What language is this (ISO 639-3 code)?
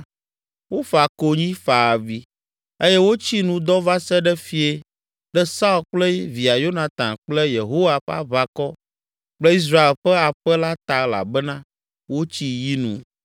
ewe